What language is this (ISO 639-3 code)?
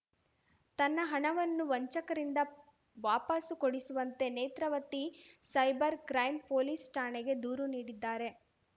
kan